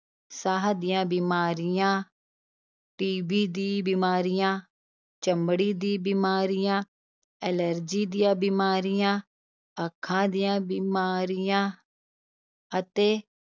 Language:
Punjabi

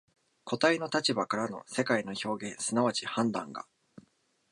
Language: Japanese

